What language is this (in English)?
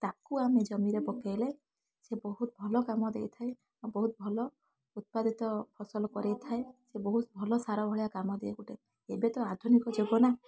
Odia